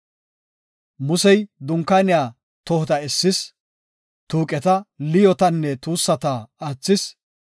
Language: Gofa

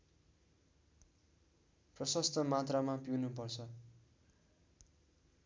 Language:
Nepali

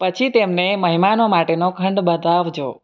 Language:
Gujarati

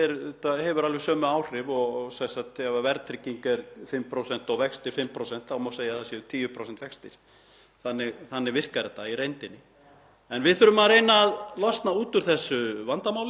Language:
Icelandic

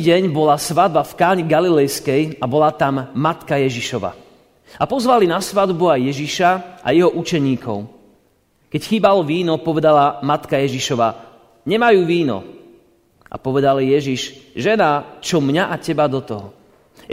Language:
Slovak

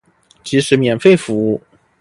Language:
Chinese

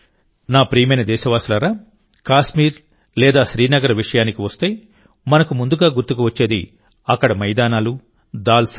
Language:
Telugu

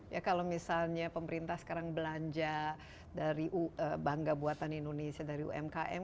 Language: Indonesian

